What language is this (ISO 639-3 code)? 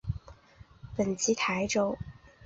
zho